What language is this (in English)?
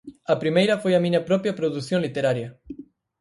Galician